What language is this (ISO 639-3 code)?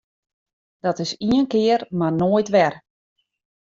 fry